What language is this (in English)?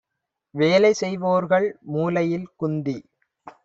Tamil